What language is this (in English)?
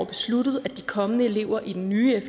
Danish